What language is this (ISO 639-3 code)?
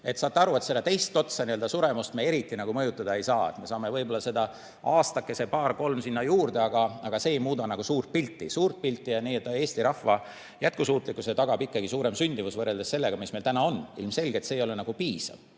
est